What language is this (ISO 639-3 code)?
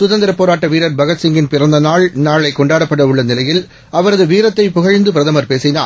tam